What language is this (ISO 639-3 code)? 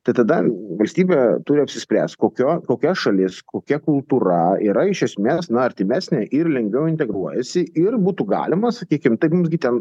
lit